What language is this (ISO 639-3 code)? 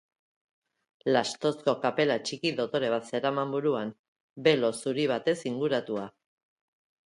eus